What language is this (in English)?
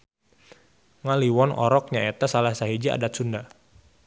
Sundanese